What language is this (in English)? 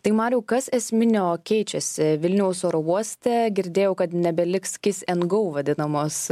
Lithuanian